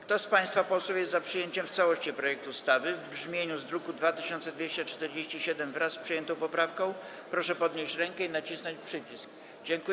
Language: Polish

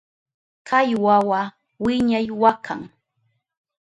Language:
Southern Pastaza Quechua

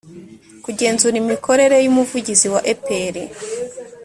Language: Kinyarwanda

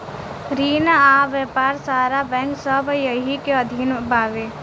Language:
Bhojpuri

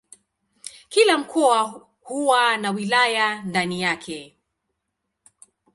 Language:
Swahili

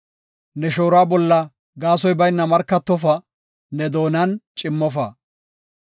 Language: Gofa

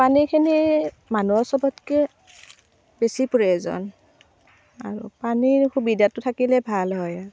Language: Assamese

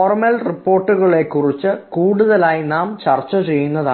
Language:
Malayalam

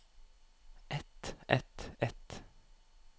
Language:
Norwegian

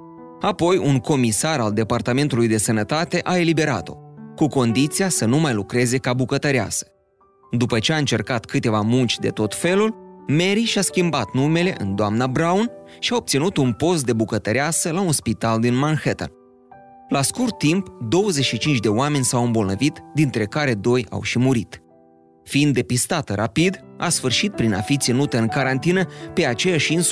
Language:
Romanian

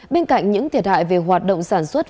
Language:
Vietnamese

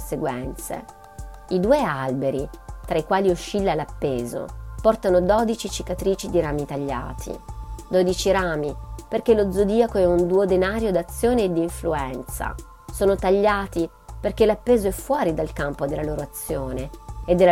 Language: Italian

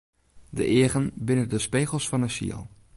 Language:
Western Frisian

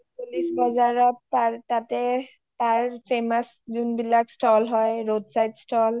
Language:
Assamese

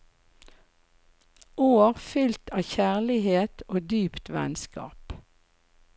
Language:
Norwegian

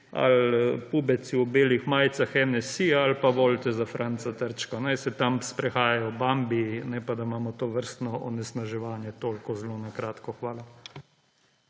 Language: Slovenian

